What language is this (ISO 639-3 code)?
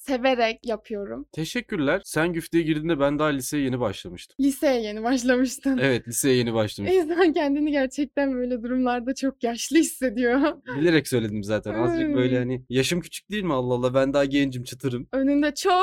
tur